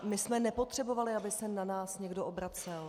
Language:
Czech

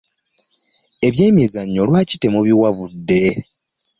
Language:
Ganda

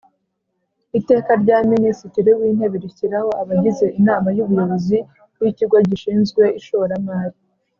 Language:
Kinyarwanda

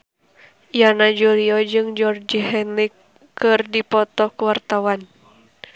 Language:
Sundanese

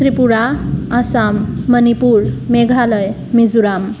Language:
Sanskrit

